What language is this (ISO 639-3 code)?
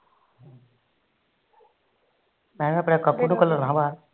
pan